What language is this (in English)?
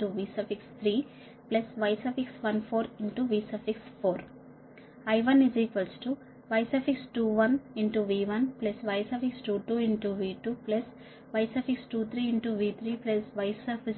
Telugu